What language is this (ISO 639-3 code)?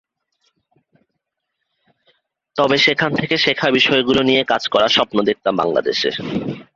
ben